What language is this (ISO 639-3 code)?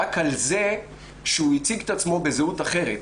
heb